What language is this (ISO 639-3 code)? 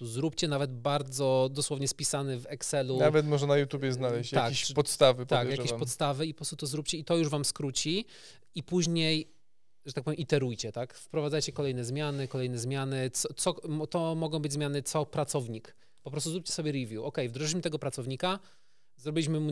pol